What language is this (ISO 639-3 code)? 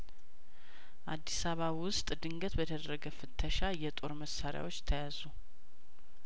amh